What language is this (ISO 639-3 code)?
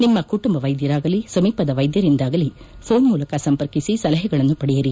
kan